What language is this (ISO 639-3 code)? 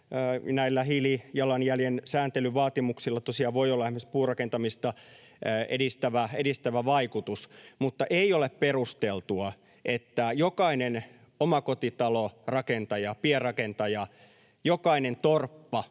fin